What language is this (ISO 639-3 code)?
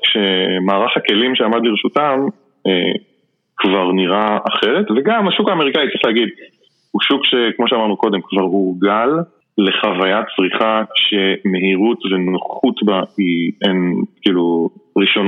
heb